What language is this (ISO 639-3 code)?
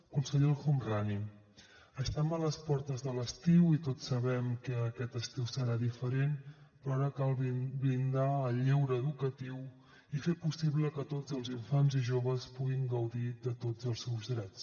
cat